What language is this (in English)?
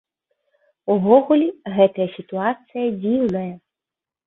Belarusian